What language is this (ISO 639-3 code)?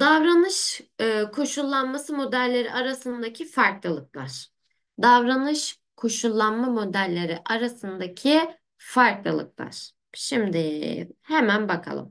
tur